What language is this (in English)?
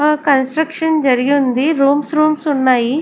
Telugu